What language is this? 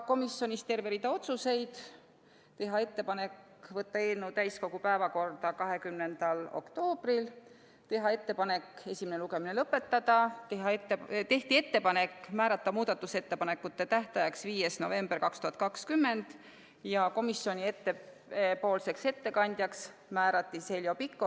Estonian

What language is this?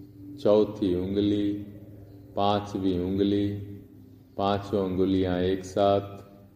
Hindi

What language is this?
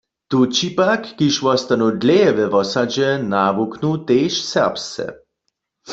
Upper Sorbian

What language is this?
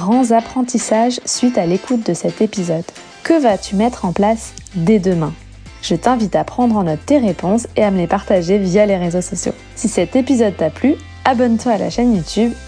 French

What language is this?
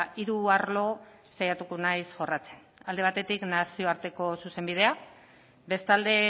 Basque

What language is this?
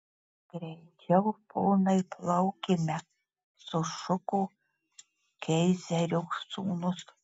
Lithuanian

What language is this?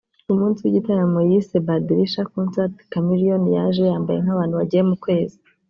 Kinyarwanda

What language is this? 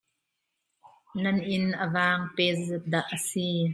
Hakha Chin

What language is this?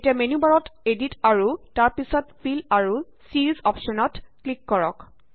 Assamese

